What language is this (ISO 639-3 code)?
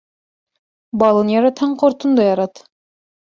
bak